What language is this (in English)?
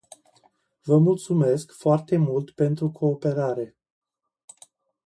Romanian